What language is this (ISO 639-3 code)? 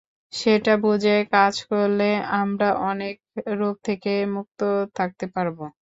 ben